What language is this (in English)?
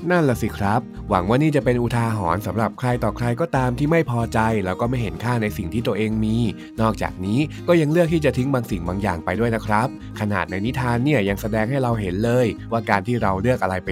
Thai